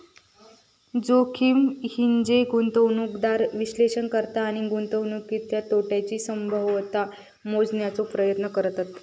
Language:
Marathi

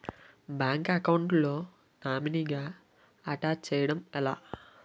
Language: Telugu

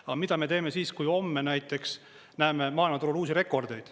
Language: Estonian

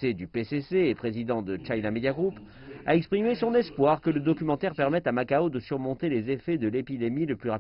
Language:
French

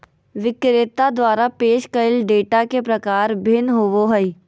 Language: Magahi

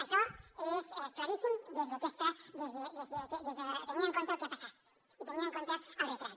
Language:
Catalan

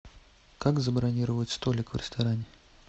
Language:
Russian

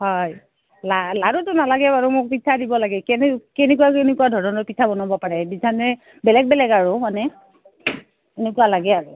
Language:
Assamese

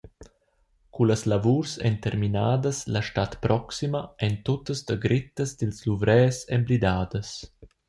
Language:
Romansh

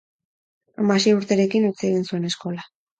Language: Basque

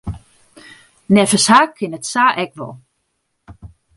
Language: Western Frisian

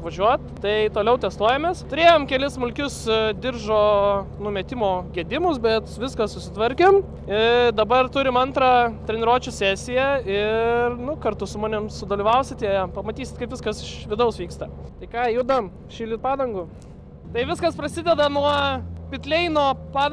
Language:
Lithuanian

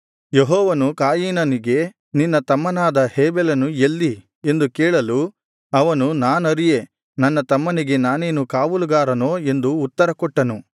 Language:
Kannada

